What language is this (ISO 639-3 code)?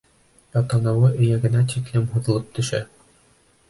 bak